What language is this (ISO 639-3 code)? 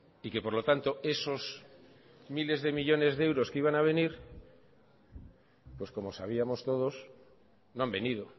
spa